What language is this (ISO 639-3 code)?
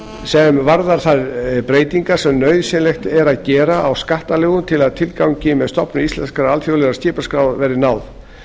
isl